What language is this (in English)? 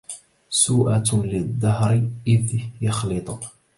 Arabic